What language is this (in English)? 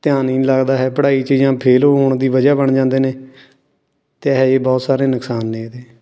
Punjabi